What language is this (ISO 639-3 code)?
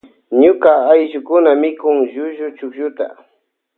qvj